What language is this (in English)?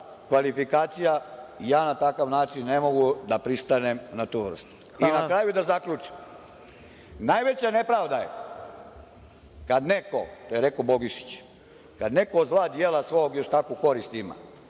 Serbian